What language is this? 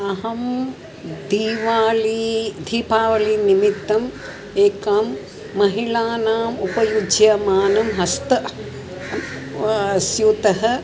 Sanskrit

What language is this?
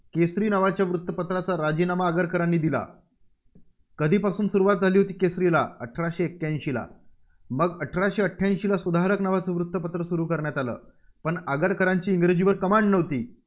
Marathi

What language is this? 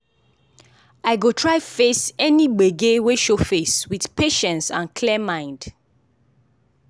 Nigerian Pidgin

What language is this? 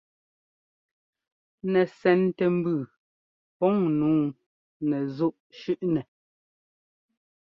Ngomba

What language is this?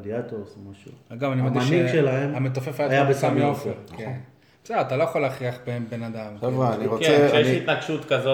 Hebrew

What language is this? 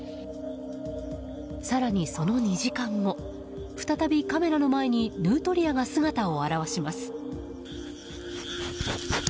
Japanese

